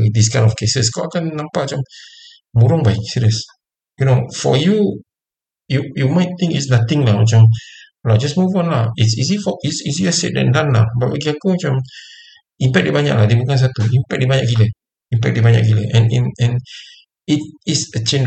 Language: Malay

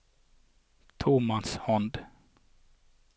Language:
Norwegian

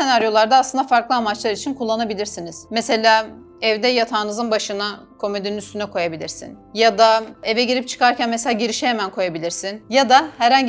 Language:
Turkish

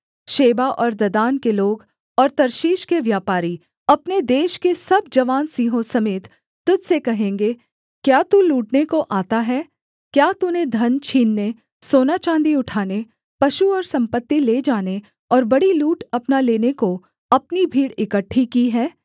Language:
Hindi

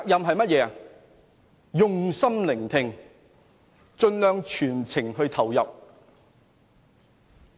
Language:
Cantonese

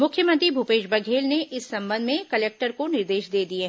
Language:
Hindi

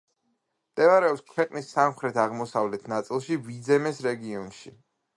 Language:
Georgian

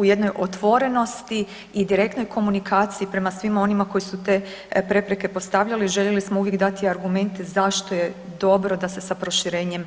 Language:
Croatian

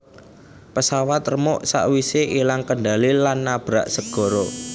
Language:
Javanese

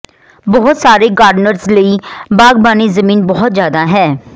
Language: Punjabi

